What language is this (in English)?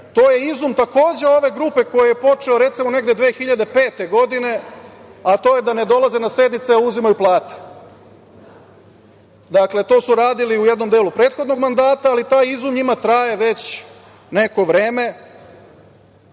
Serbian